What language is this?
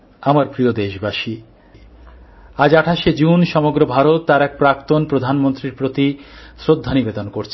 Bangla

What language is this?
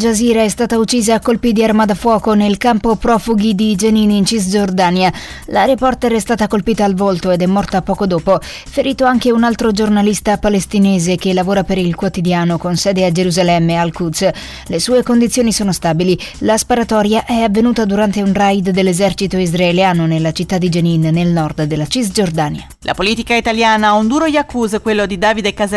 Italian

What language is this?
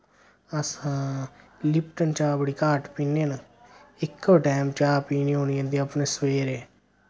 Dogri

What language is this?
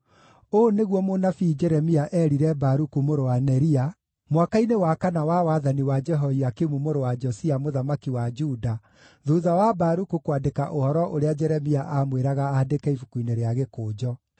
Kikuyu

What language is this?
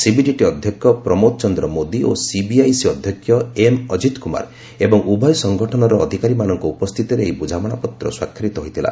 Odia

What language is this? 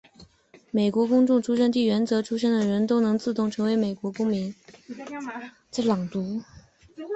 Chinese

